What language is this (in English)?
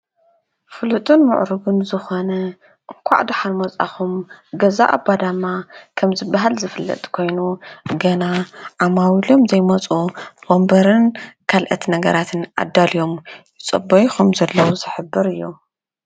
Tigrinya